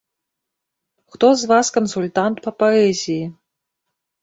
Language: Belarusian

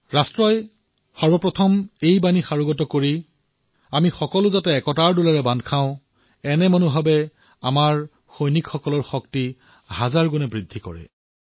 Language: Assamese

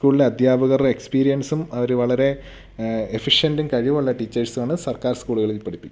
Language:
Malayalam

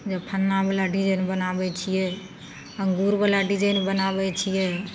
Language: Maithili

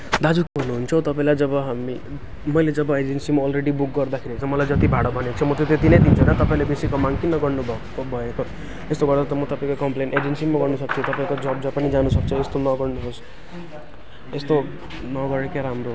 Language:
Nepali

